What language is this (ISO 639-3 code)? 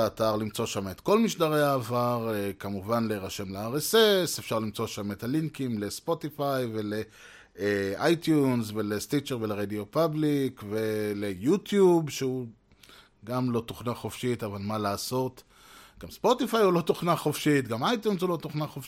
heb